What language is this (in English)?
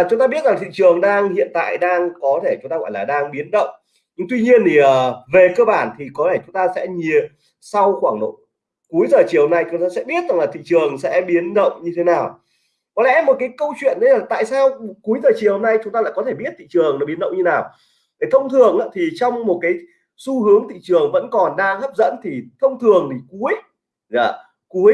Vietnamese